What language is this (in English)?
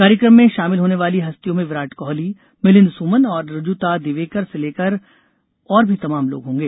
Hindi